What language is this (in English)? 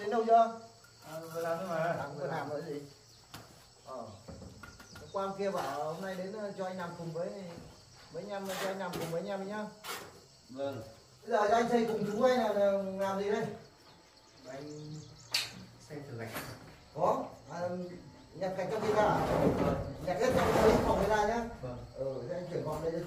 Vietnamese